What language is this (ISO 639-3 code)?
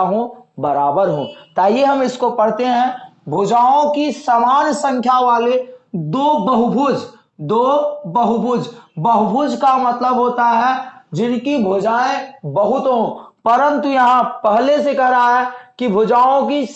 hin